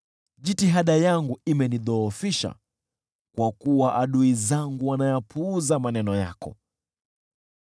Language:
Swahili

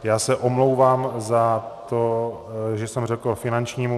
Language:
Czech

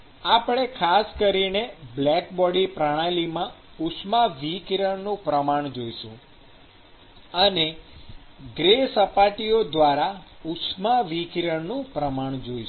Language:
Gujarati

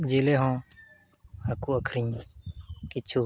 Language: Santali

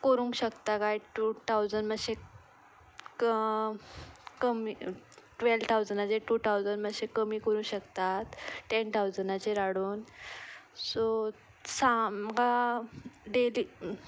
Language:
Konkani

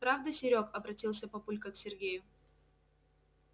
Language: Russian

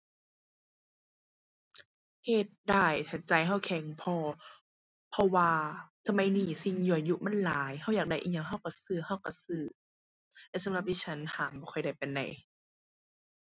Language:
Thai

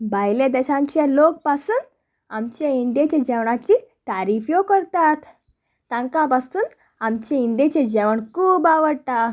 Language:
Konkani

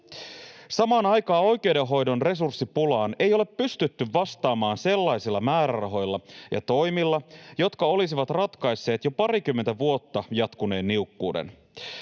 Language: Finnish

